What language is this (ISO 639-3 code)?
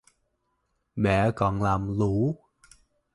vie